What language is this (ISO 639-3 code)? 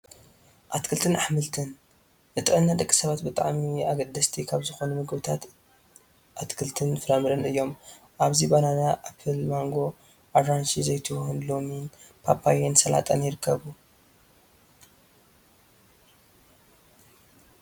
tir